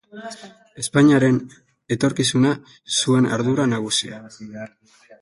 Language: Basque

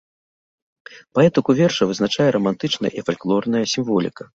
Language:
Belarusian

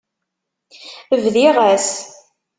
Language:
Kabyle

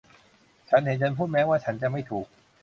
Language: Thai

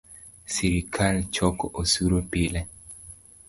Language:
Luo (Kenya and Tanzania)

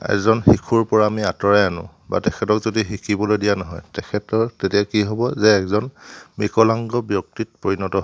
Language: Assamese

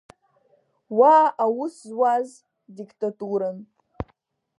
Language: Abkhazian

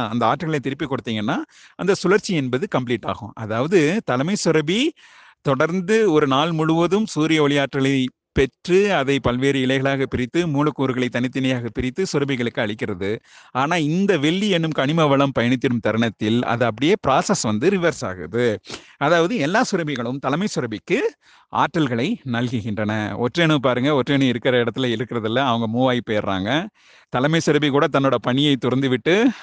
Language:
Tamil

